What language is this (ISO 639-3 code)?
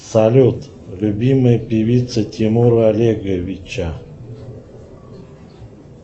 rus